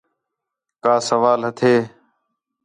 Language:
Khetrani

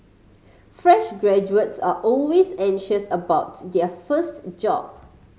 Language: English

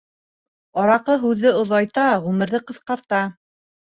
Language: Bashkir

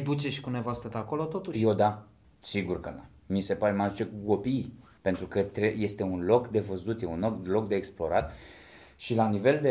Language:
Romanian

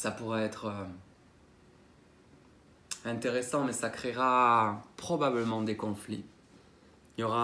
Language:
French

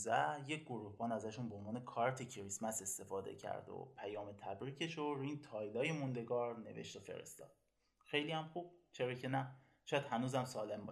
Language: Persian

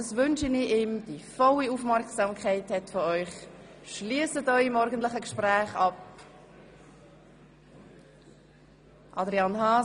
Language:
Swiss German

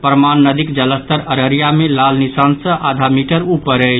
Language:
Maithili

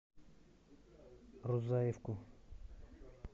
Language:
Russian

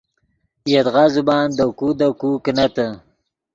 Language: Yidgha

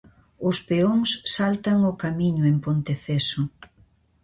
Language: Galician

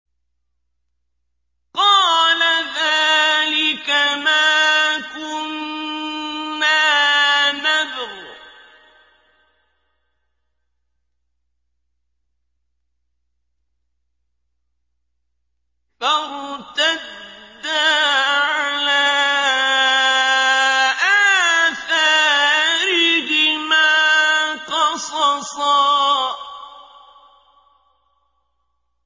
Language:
Arabic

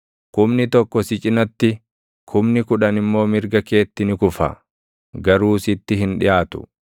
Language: Oromo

